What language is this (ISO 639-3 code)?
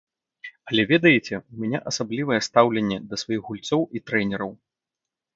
bel